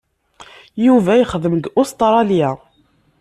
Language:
Kabyle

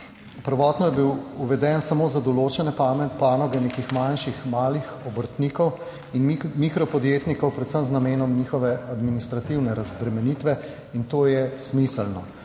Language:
Slovenian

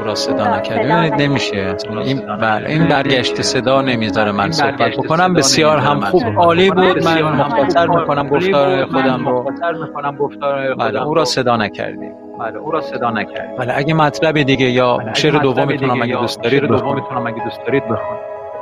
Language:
Persian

